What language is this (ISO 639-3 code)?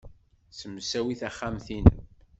kab